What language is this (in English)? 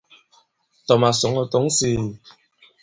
Bankon